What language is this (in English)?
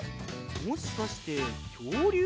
Japanese